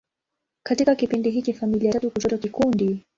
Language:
Swahili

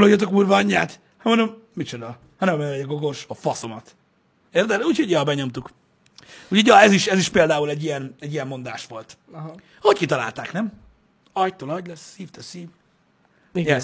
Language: Hungarian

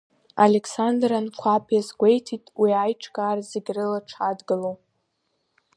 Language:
Abkhazian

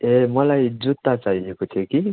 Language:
Nepali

